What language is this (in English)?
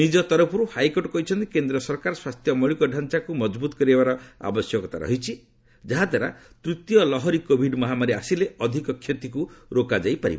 Odia